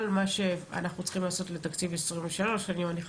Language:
Hebrew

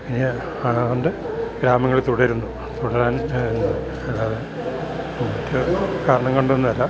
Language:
Malayalam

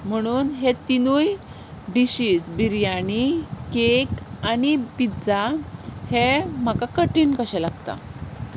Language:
Konkani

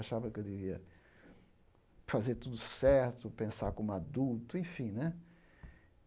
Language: Portuguese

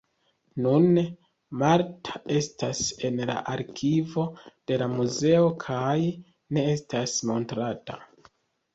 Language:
Esperanto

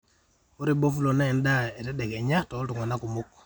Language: Masai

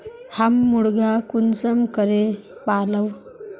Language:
Magahi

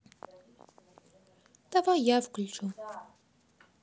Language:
Russian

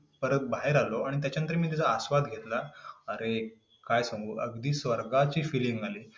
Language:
Marathi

